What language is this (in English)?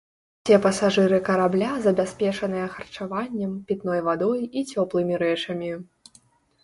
Belarusian